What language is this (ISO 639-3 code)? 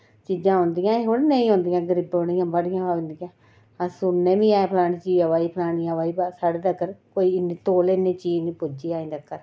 doi